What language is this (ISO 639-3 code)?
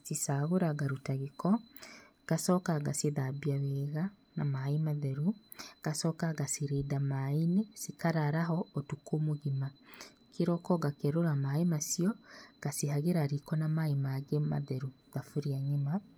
kik